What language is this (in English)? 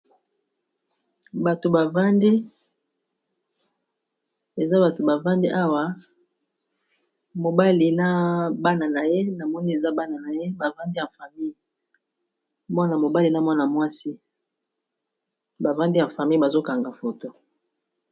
Lingala